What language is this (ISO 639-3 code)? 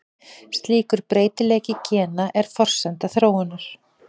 isl